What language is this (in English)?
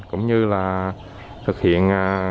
Vietnamese